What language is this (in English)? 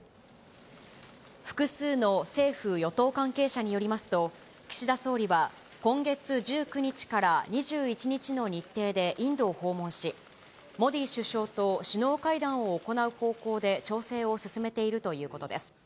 Japanese